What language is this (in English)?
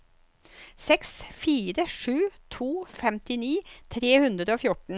Norwegian